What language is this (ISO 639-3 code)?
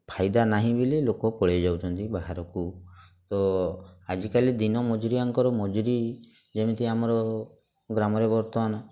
ori